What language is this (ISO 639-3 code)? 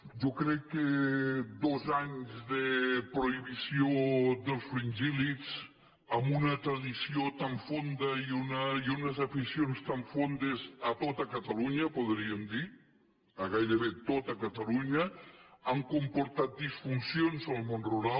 cat